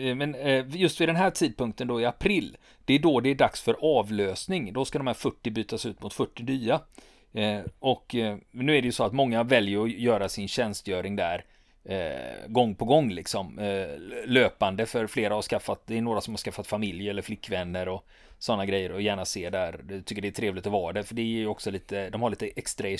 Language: Swedish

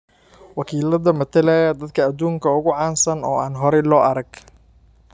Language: Somali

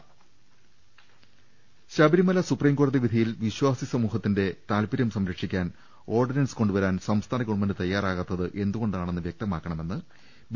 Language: Malayalam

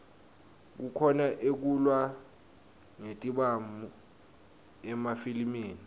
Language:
Swati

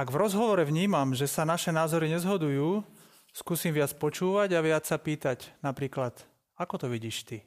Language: Slovak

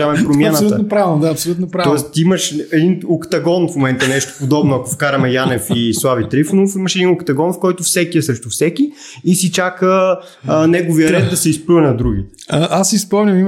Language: Bulgarian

